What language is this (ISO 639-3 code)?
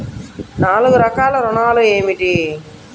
tel